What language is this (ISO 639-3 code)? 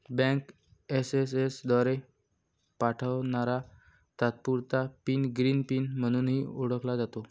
mar